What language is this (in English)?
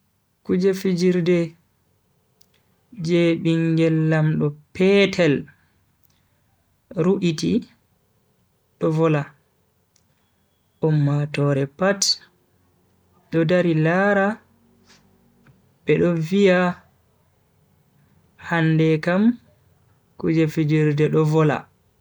Bagirmi Fulfulde